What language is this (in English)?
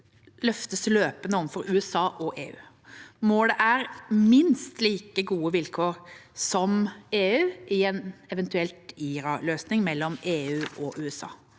Norwegian